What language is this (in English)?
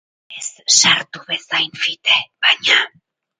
Basque